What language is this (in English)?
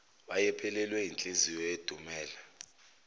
Zulu